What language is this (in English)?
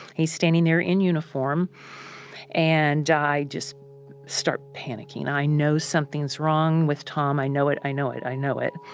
English